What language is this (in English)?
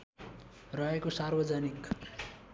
Nepali